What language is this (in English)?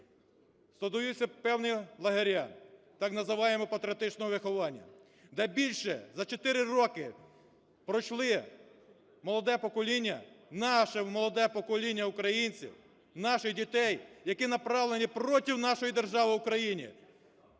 Ukrainian